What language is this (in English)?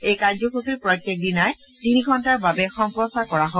Assamese